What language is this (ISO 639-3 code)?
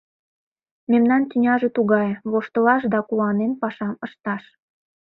chm